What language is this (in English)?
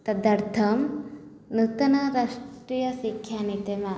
Sanskrit